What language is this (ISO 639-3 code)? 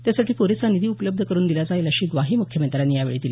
mar